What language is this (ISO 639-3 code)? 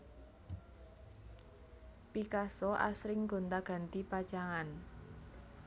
jav